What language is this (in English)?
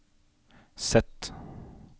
Norwegian